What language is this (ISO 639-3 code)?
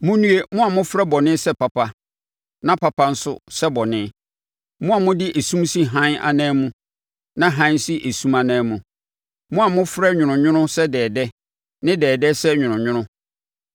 aka